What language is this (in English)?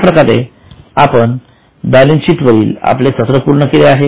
Marathi